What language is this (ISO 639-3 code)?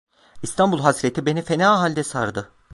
tur